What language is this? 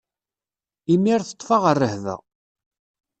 Kabyle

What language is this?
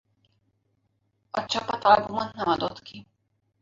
Hungarian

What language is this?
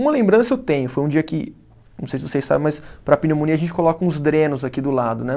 Portuguese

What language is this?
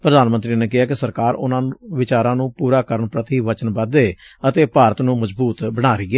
Punjabi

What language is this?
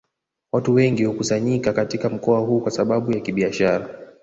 Swahili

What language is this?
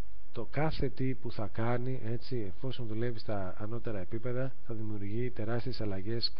Greek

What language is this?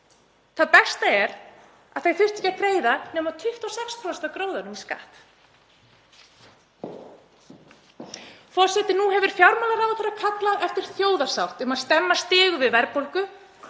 Icelandic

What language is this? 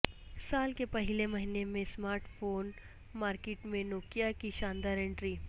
Urdu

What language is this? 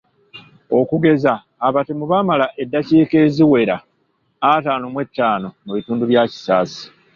Ganda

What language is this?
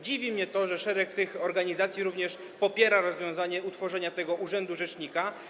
Polish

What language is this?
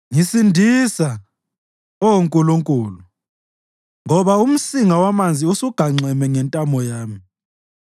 North Ndebele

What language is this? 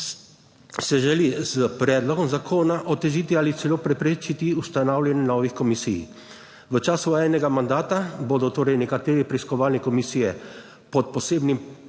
Slovenian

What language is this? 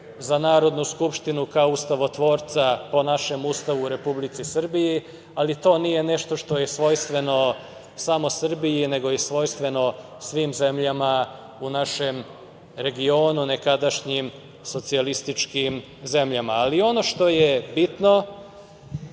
Serbian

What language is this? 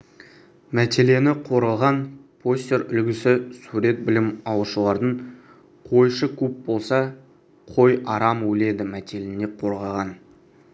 Kazakh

